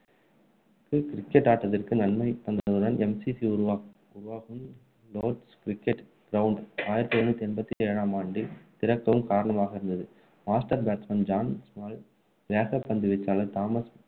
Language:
Tamil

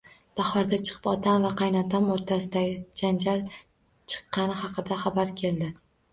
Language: Uzbek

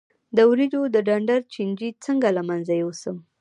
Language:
Pashto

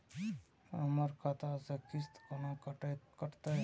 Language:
Maithili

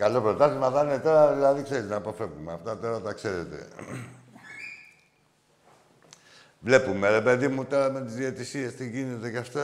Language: Greek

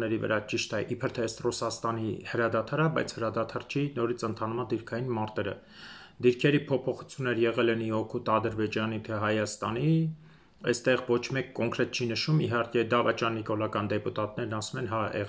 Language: Romanian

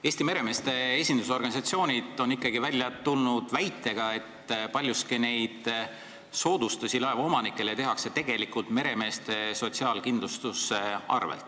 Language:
Estonian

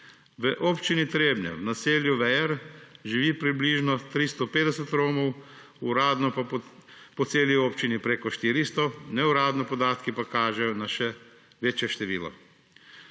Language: Slovenian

